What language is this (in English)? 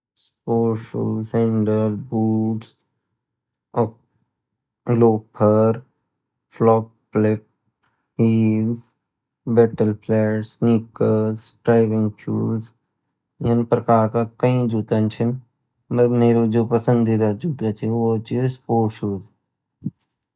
Garhwali